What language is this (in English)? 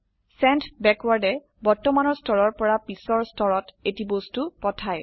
Assamese